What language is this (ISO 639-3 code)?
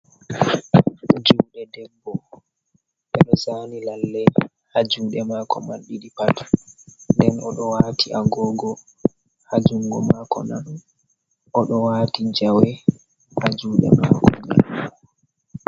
ful